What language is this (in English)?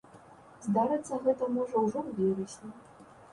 Belarusian